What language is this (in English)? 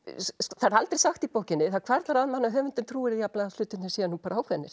Icelandic